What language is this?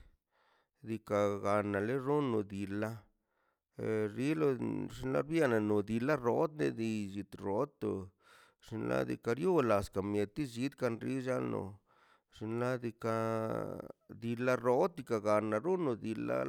Mazaltepec Zapotec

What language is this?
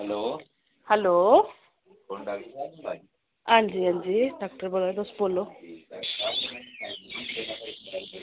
Dogri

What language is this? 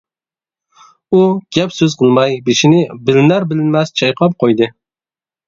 Uyghur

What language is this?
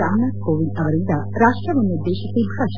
Kannada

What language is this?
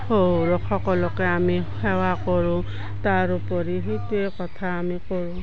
Assamese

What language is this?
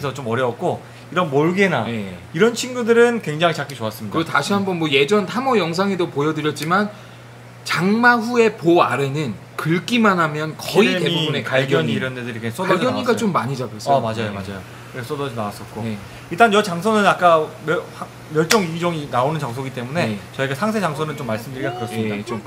Korean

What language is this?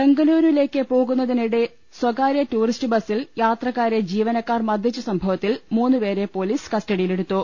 Malayalam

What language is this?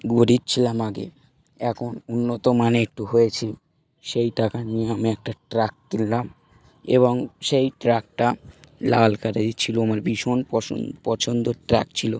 Bangla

